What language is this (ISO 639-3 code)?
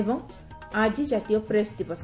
ori